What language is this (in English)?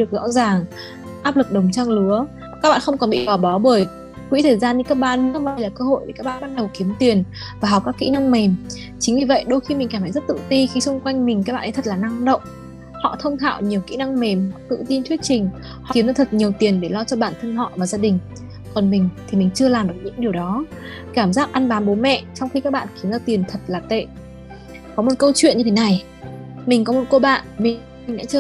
Vietnamese